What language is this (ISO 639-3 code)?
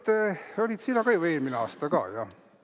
est